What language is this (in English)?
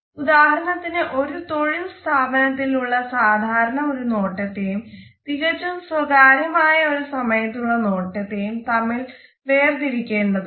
Malayalam